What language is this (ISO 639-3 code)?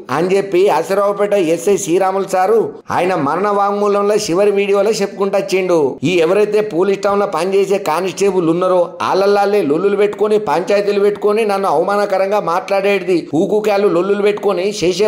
tel